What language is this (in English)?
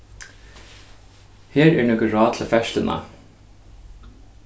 Faroese